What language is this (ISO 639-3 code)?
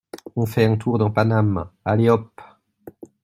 fra